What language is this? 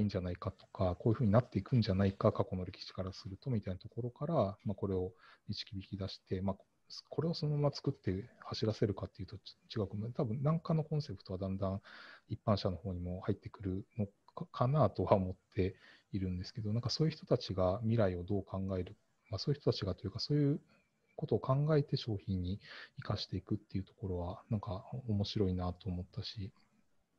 Japanese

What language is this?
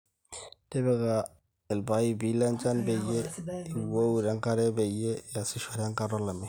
Masai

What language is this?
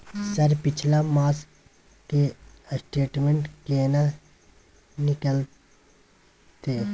Maithili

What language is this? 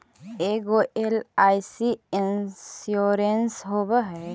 Magahi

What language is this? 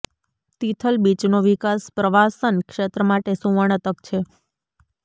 Gujarati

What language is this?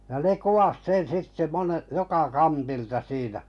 Finnish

